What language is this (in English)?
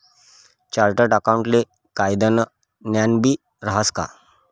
Marathi